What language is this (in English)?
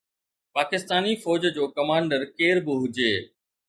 Sindhi